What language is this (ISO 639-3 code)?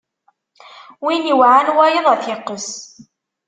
kab